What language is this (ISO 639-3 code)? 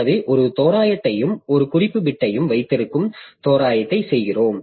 tam